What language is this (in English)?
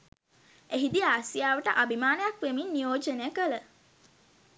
Sinhala